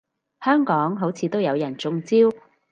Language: Cantonese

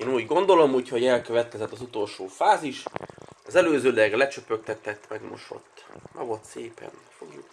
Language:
Hungarian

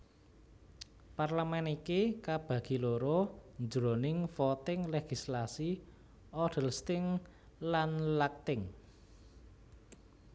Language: Javanese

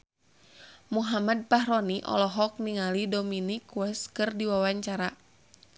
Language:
Sundanese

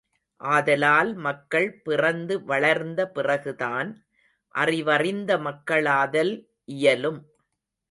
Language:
Tamil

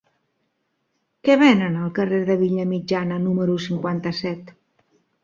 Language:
Catalan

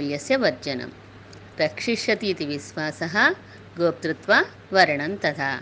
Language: Telugu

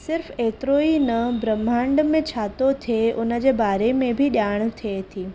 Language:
Sindhi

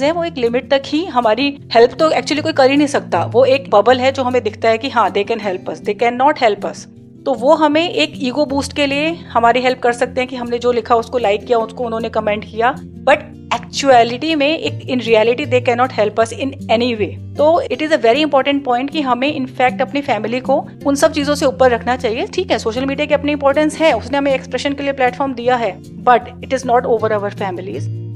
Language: Hindi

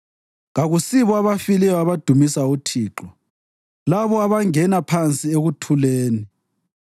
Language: North Ndebele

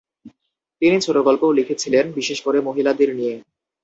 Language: Bangla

